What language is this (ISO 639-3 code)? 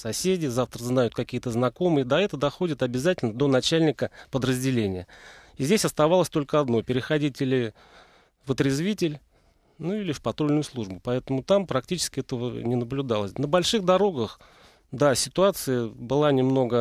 rus